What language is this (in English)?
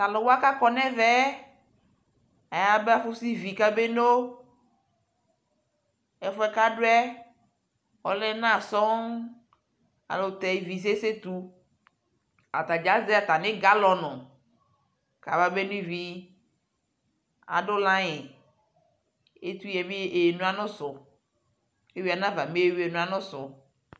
Ikposo